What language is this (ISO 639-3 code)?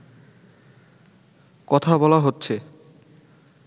ben